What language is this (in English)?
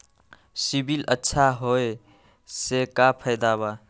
Magahi